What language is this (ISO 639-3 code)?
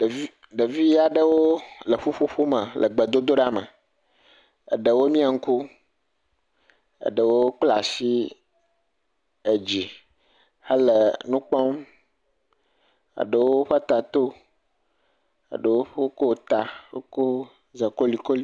ewe